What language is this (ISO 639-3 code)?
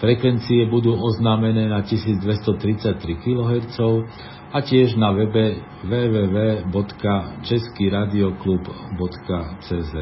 slk